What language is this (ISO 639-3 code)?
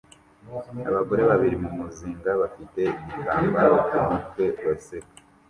kin